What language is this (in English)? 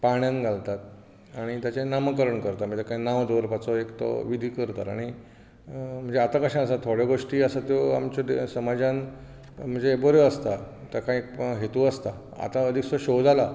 Konkani